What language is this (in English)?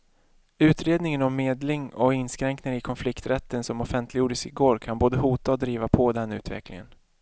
Swedish